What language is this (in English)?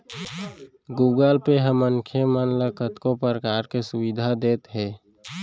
Chhattisgarhi